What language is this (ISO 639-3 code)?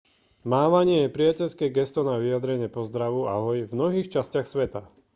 slk